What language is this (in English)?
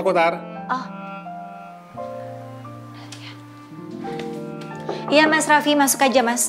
Indonesian